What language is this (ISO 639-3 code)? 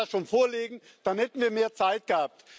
deu